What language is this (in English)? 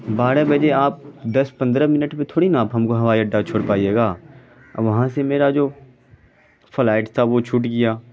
Urdu